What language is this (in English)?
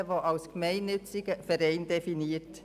Swiss German